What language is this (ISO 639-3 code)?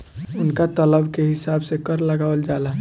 bho